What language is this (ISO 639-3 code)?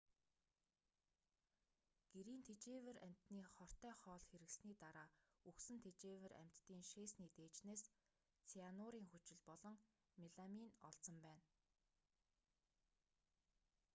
mon